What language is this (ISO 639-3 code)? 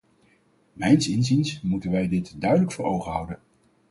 nld